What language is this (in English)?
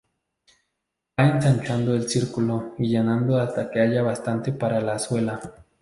Spanish